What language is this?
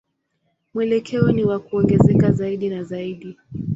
Swahili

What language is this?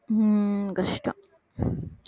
Tamil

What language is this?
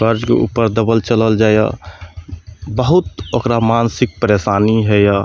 Maithili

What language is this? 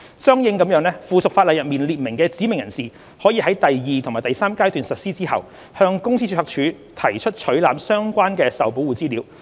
Cantonese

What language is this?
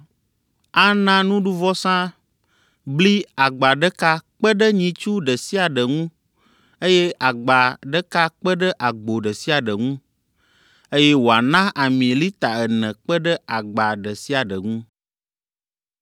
Ewe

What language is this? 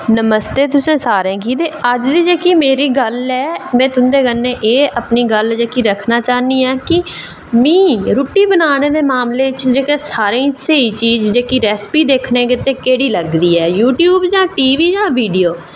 Dogri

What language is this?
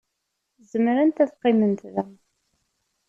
Kabyle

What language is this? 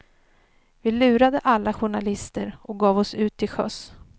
Swedish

